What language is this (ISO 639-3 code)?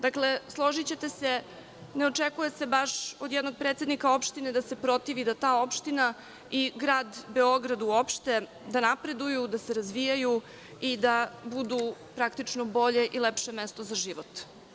srp